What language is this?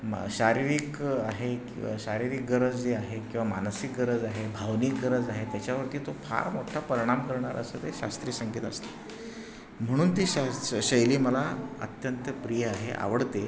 Marathi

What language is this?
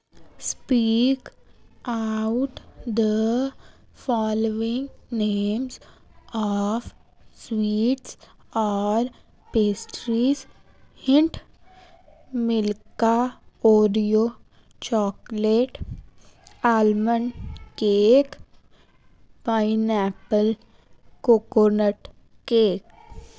Punjabi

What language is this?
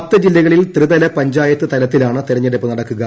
Malayalam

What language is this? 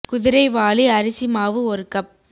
Tamil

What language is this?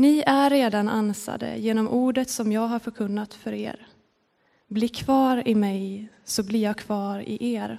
Swedish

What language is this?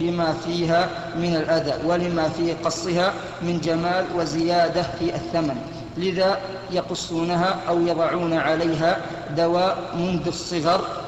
Arabic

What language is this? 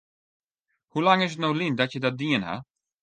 Western Frisian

